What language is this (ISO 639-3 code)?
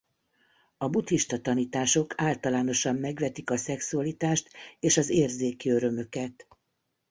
hun